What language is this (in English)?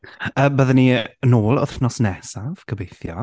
Welsh